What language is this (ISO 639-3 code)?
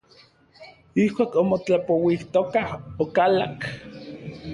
nlv